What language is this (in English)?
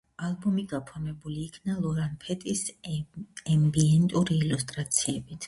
Georgian